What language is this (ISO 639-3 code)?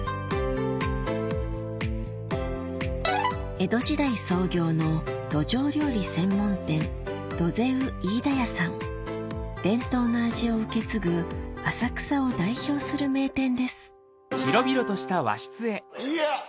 jpn